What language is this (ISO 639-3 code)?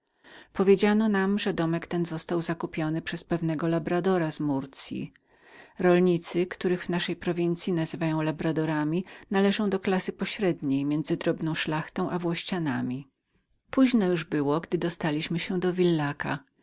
pol